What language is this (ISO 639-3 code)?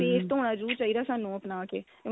pan